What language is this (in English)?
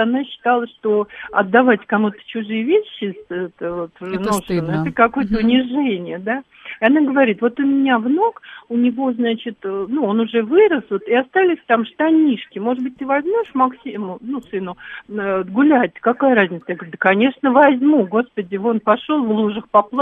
Russian